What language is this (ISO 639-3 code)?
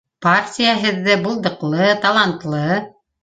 bak